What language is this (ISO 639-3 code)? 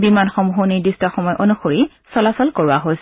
asm